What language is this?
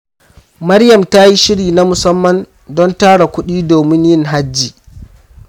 Hausa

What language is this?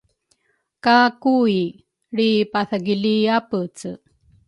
Rukai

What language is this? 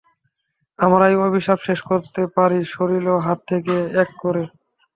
Bangla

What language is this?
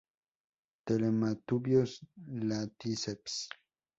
Spanish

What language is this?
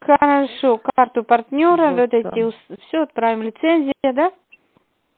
Russian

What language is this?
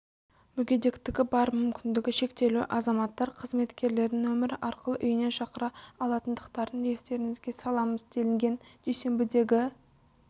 Kazakh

